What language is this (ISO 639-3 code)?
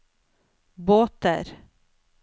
nor